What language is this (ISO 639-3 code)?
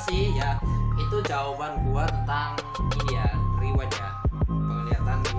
ind